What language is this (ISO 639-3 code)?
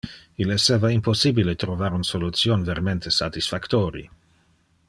ina